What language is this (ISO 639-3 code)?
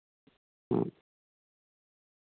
sat